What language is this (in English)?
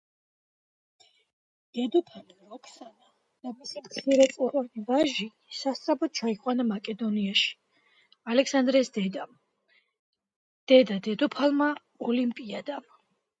Georgian